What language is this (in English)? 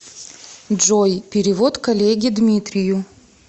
Russian